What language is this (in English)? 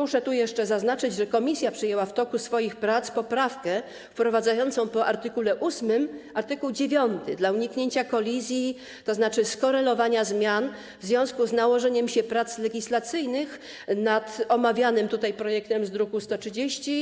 Polish